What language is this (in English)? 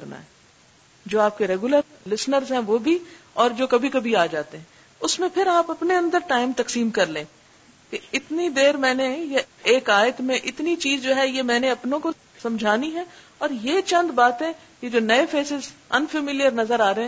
Urdu